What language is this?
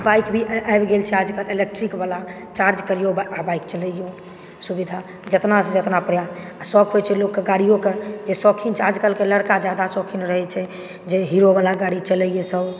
Maithili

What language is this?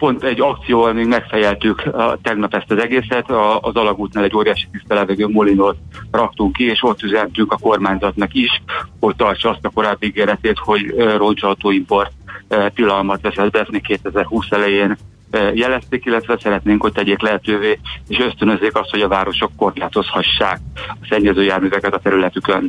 Hungarian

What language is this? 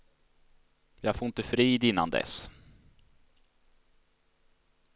Swedish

